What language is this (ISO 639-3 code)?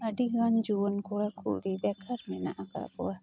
sat